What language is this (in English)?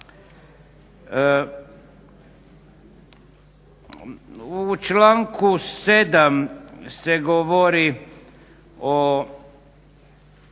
Croatian